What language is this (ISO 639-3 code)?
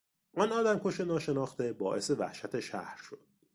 fas